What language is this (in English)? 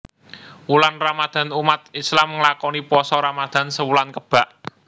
Javanese